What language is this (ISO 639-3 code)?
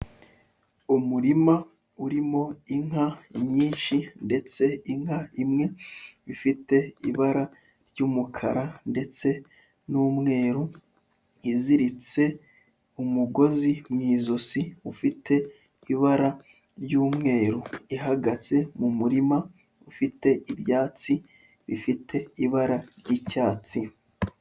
kin